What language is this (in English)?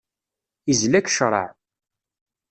Kabyle